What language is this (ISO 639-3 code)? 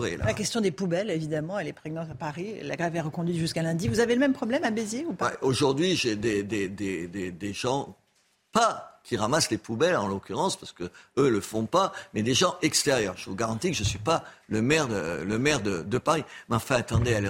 fra